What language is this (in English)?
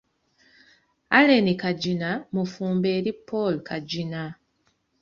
Ganda